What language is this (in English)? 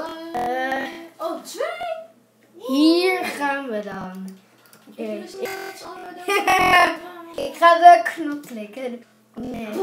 Dutch